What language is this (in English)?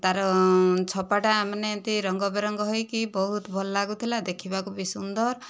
Odia